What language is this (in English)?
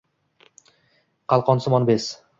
Uzbek